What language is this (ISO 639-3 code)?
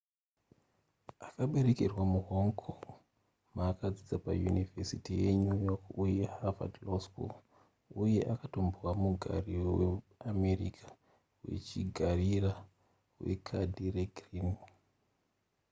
sna